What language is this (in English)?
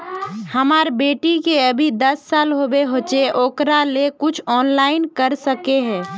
Magahi